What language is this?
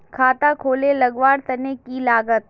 Magahi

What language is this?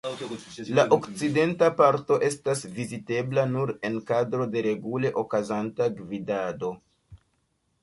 Esperanto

